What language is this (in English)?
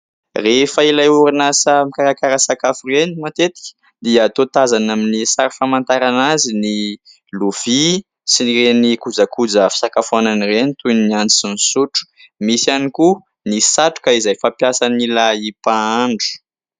Malagasy